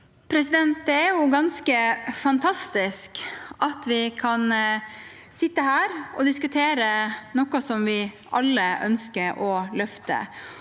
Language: Norwegian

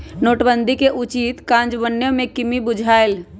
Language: Magahi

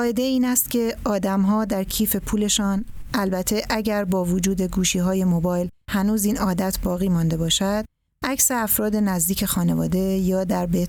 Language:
Persian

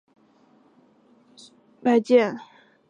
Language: Chinese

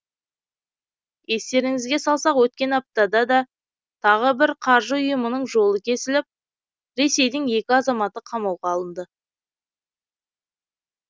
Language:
Kazakh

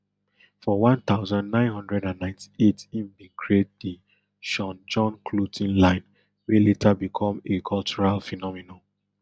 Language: Nigerian Pidgin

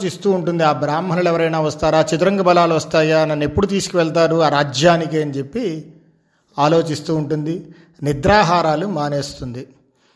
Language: Telugu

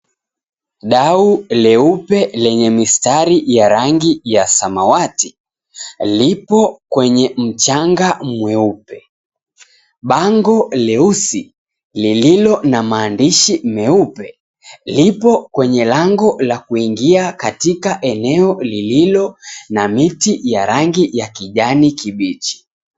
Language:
Swahili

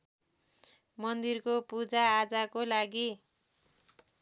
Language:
Nepali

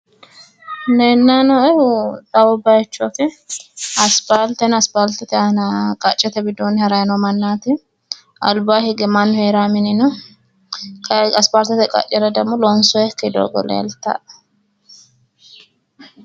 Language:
Sidamo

